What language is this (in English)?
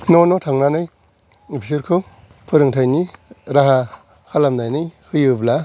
Bodo